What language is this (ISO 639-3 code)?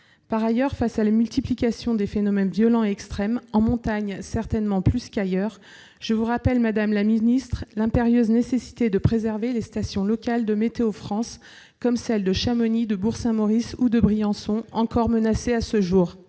fra